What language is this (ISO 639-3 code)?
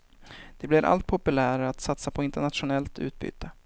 swe